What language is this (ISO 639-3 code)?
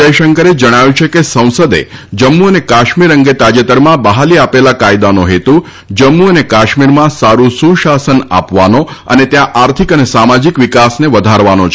guj